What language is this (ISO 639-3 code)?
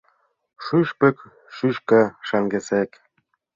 chm